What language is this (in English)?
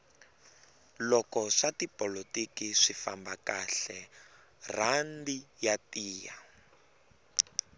Tsonga